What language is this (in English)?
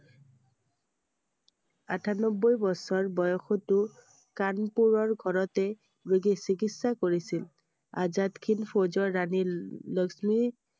Assamese